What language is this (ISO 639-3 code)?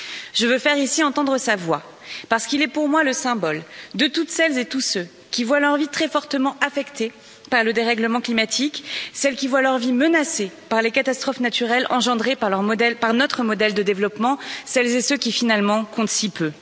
fra